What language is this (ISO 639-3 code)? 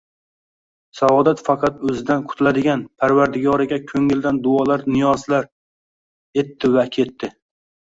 uzb